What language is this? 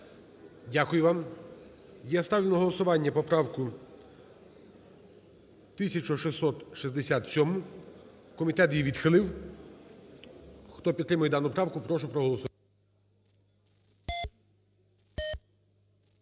Ukrainian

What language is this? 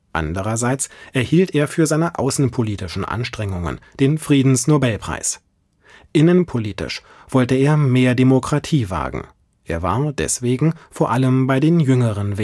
German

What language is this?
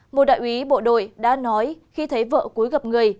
Vietnamese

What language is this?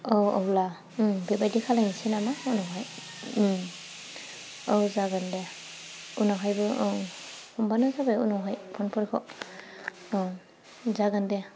Bodo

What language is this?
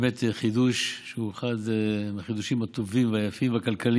Hebrew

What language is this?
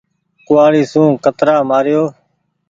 Goaria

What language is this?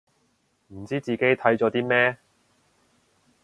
Cantonese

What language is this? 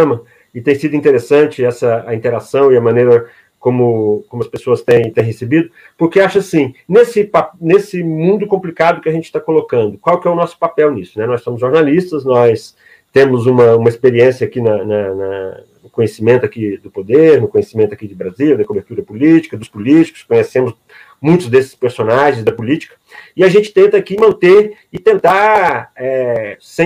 Portuguese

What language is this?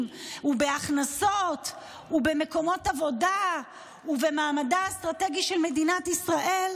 Hebrew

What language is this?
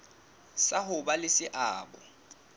Southern Sotho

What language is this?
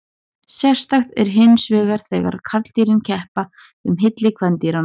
Icelandic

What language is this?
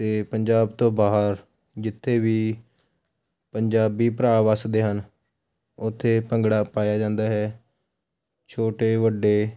Punjabi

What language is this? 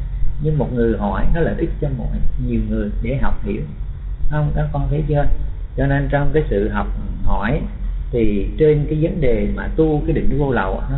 Vietnamese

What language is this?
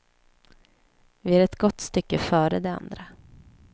Swedish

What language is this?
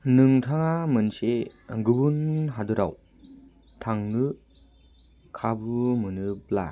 Bodo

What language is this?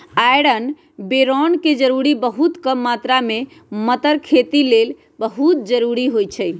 Magahi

